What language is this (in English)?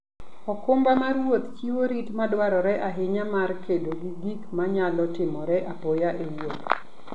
Luo (Kenya and Tanzania)